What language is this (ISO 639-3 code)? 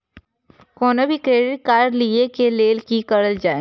mai